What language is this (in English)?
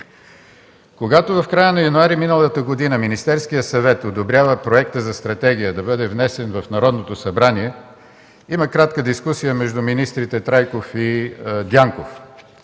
Bulgarian